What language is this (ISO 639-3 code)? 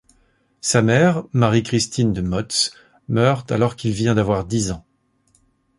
fra